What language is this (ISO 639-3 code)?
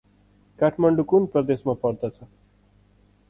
nep